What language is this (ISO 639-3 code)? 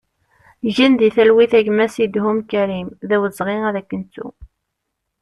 kab